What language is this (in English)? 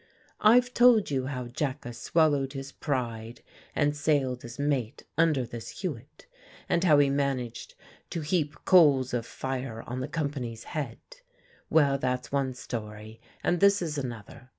English